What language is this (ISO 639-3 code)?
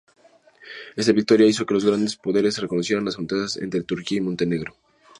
spa